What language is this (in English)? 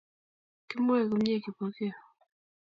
Kalenjin